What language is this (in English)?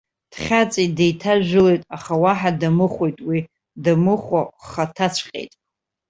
Abkhazian